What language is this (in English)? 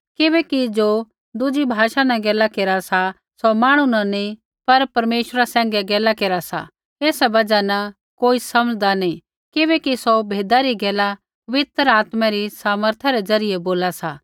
Kullu Pahari